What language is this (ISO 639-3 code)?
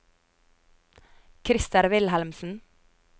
nor